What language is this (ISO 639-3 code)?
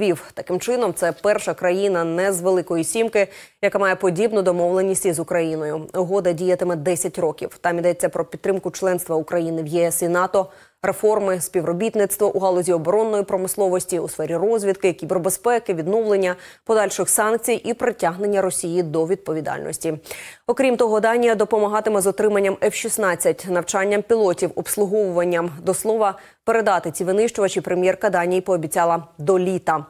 ukr